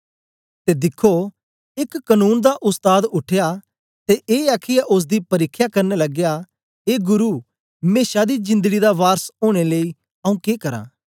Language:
Dogri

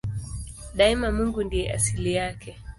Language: Swahili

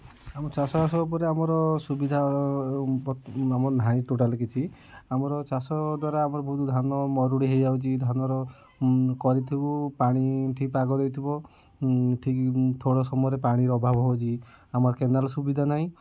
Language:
Odia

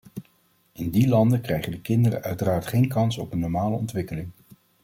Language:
Dutch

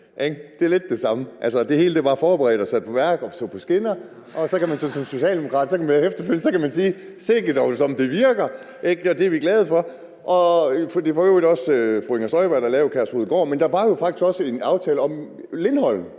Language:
Danish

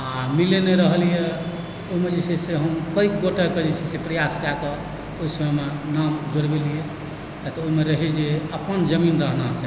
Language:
Maithili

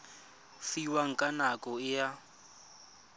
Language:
Tswana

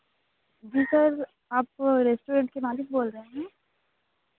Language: Hindi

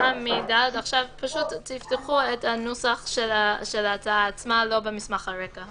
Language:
Hebrew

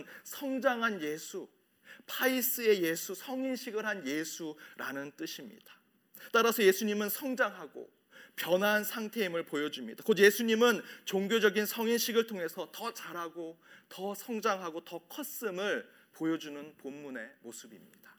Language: Korean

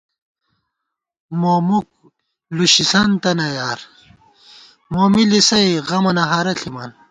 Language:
Gawar-Bati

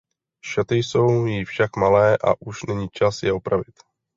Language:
Czech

